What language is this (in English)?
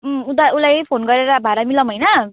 Nepali